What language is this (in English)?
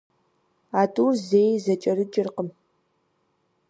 Kabardian